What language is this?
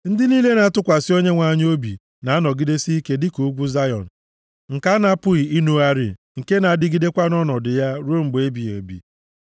Igbo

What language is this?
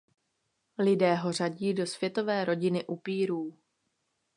Czech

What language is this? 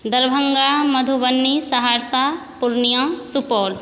Maithili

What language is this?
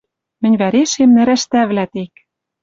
Western Mari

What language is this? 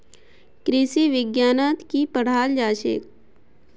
Magahi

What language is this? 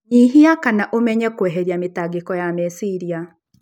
Kikuyu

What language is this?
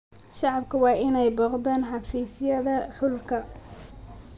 Somali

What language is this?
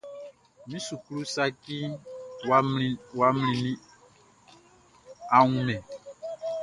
Baoulé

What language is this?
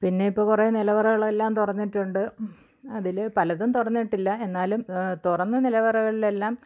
Malayalam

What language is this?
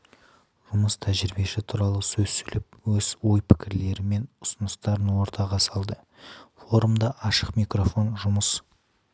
Kazakh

